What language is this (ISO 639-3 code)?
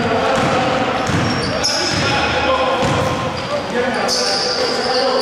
ell